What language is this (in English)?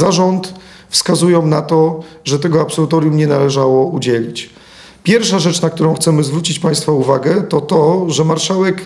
Polish